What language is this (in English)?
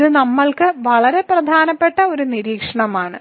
Malayalam